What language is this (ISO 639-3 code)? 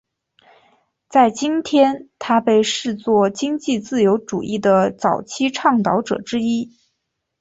zho